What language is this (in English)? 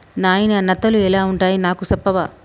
Telugu